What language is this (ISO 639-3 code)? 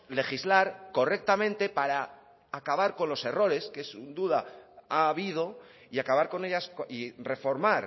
spa